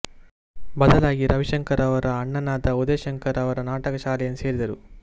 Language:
Kannada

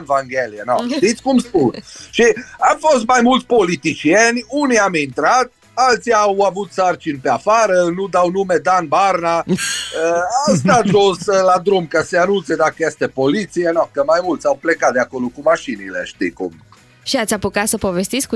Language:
Romanian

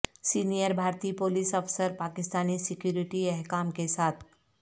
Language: Urdu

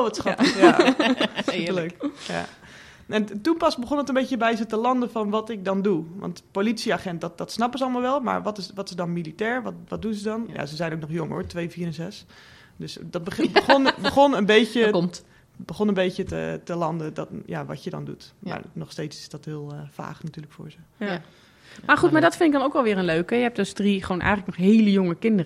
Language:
Dutch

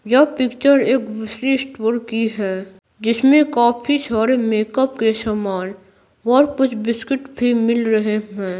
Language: Hindi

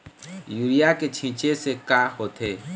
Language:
Chhattisgarhi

